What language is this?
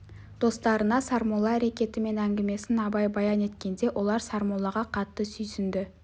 Kazakh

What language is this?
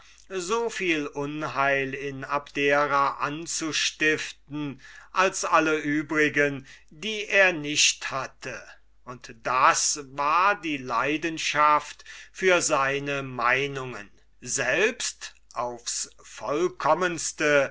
German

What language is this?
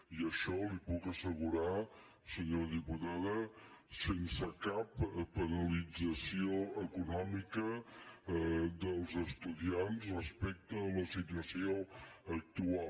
Catalan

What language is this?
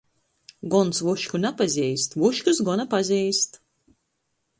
Latgalian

